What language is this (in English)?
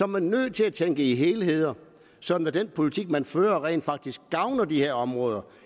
Danish